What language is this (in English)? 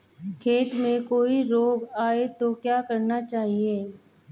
Hindi